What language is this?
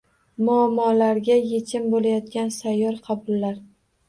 Uzbek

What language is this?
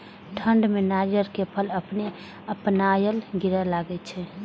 Maithili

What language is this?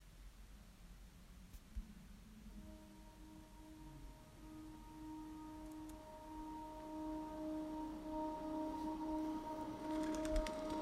Italian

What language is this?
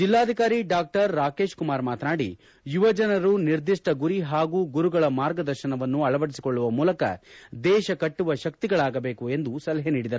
Kannada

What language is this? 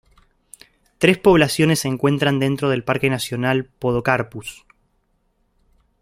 Spanish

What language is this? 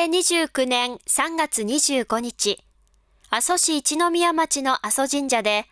Japanese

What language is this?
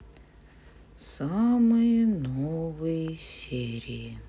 Russian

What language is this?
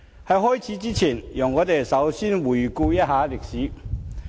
Cantonese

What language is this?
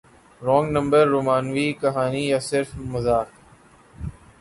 Urdu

